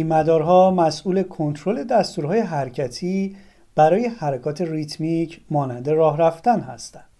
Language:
Persian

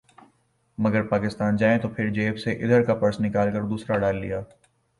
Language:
Urdu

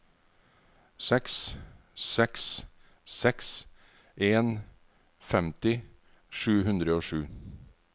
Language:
Norwegian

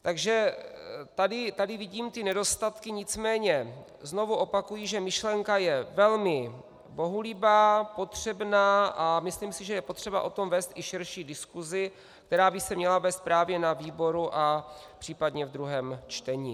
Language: Czech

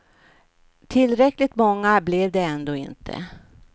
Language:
Swedish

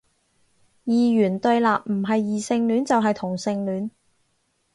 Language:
Cantonese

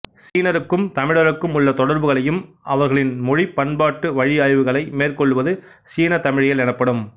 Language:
Tamil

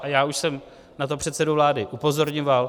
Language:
Czech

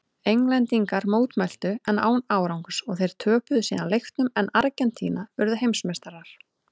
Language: Icelandic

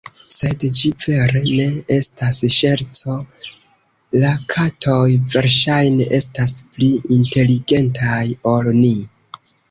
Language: Esperanto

